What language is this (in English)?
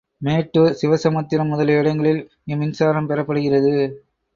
Tamil